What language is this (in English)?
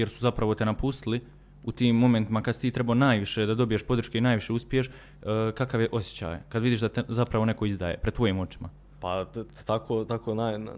Croatian